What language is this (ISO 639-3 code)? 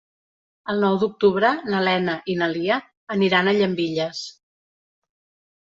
cat